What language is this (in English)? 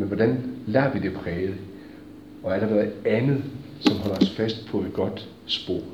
Danish